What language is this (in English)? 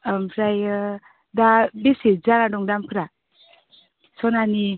Bodo